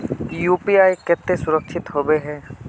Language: Magahi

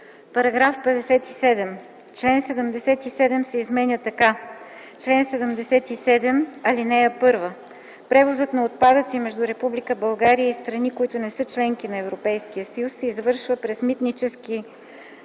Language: Bulgarian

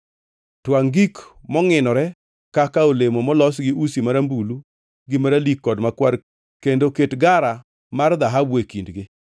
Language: Luo (Kenya and Tanzania)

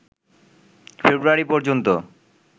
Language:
Bangla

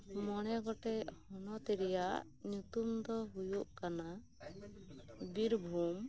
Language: Santali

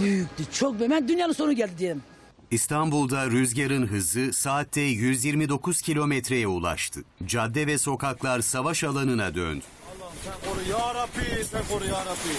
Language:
Turkish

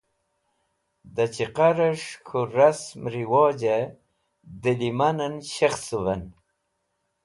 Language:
Wakhi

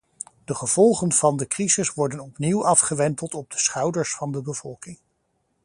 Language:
Dutch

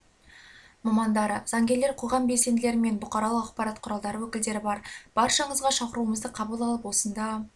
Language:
Kazakh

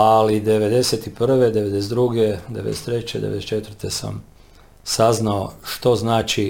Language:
Croatian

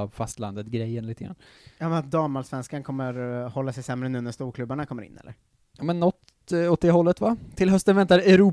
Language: Swedish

